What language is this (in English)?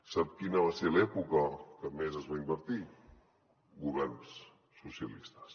Catalan